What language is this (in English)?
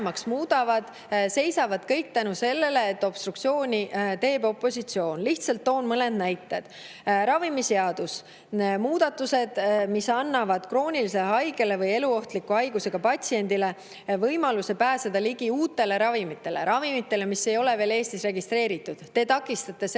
Estonian